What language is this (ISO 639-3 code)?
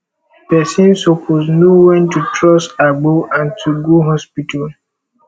pcm